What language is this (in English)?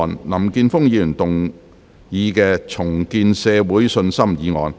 Cantonese